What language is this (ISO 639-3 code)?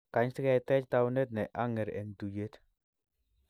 kln